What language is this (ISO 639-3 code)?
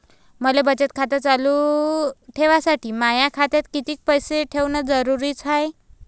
mar